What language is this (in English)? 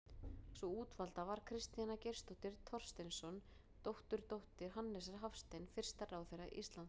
Icelandic